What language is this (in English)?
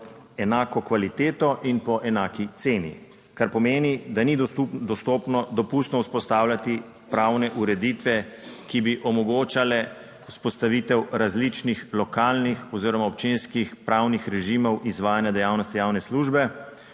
Slovenian